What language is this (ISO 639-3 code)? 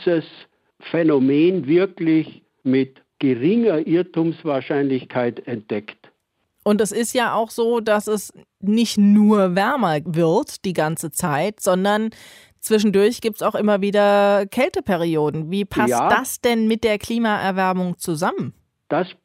deu